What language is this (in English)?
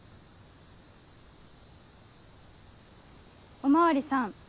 Japanese